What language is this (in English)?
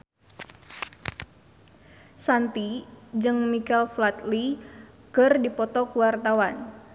Sundanese